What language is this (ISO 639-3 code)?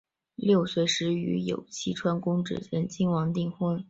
zho